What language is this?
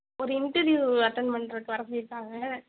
Tamil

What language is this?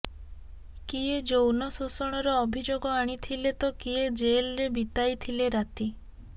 Odia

